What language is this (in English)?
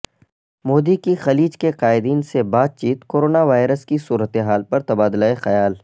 Urdu